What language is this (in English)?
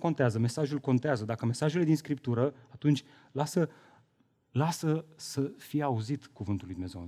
Romanian